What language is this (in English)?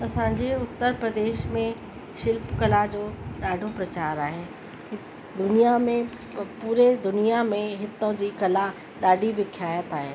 Sindhi